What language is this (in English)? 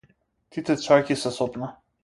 Macedonian